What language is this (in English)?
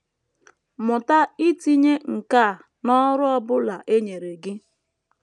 Igbo